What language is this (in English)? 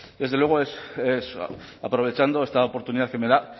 Spanish